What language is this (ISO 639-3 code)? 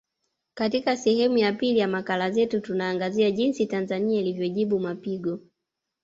swa